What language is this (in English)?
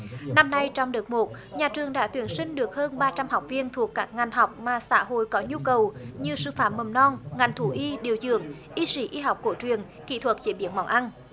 Vietnamese